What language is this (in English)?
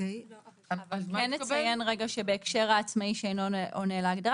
Hebrew